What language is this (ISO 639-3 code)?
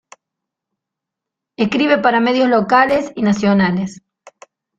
spa